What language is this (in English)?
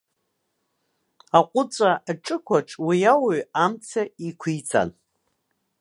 Abkhazian